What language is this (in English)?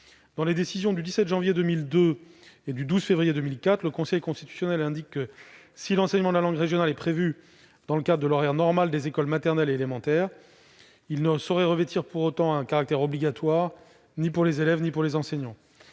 French